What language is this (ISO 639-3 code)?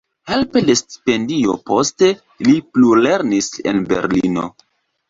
epo